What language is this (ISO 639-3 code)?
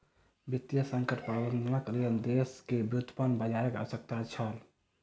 mai